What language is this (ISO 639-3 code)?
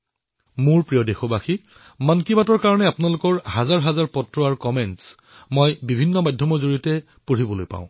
asm